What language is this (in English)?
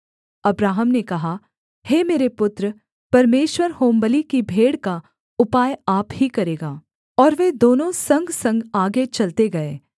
Hindi